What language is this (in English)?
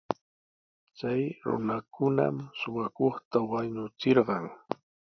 Sihuas Ancash Quechua